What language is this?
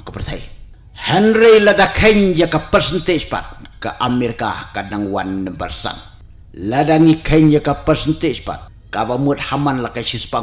Indonesian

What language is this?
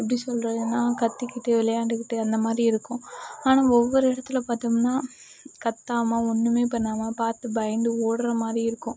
Tamil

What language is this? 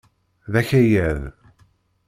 Kabyle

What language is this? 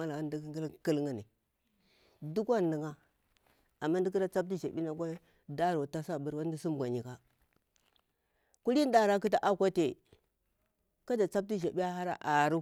Bura-Pabir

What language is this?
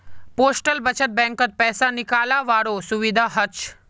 Magahi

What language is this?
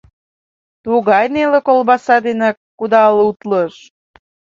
Mari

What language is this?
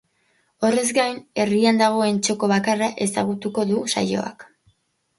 Basque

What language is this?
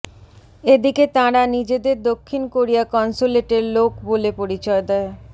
Bangla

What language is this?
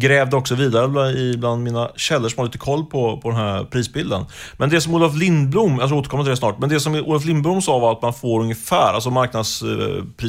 Swedish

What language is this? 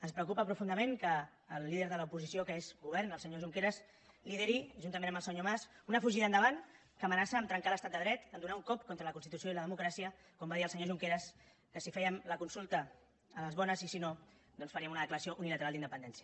Catalan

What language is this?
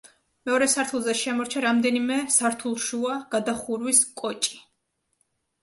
Georgian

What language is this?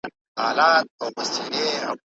Pashto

